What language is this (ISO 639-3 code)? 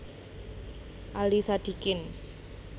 jav